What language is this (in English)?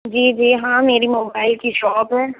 Urdu